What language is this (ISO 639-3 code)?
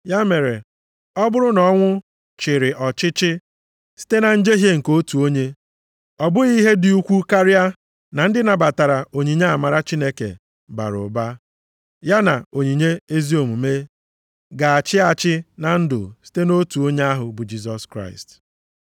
ibo